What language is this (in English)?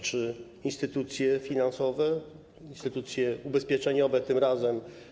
Polish